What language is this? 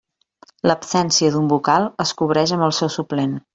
Catalan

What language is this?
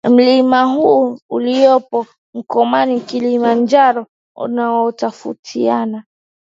Swahili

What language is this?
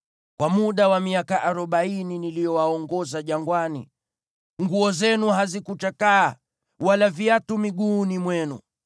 Swahili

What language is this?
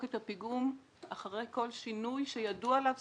Hebrew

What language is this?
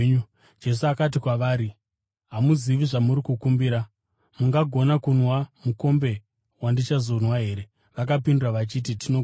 Shona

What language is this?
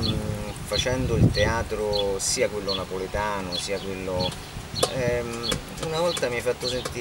Italian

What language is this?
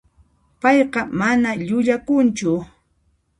Puno Quechua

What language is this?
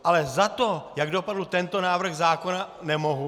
Czech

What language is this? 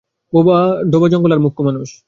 Bangla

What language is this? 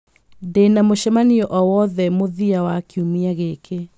Kikuyu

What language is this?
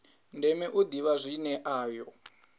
Venda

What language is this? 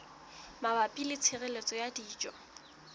Southern Sotho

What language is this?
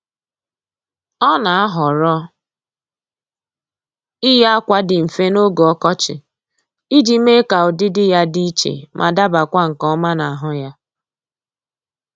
Igbo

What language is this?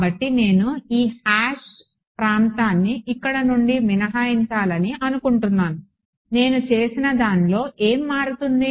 Telugu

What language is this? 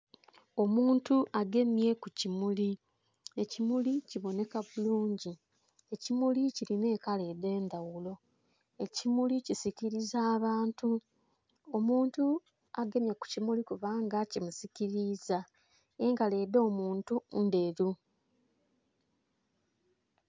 Soga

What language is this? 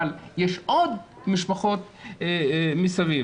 Hebrew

